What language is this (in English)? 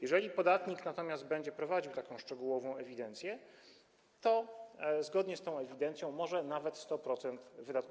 Polish